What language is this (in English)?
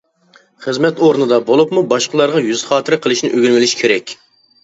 Uyghur